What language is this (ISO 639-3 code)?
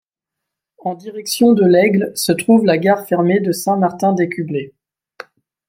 fra